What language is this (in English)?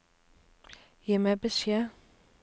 Norwegian